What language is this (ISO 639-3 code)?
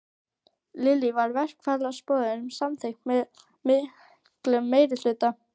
isl